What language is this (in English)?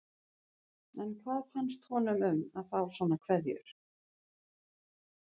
Icelandic